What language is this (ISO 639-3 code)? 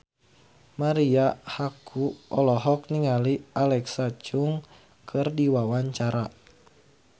sun